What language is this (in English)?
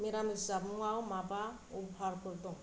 Bodo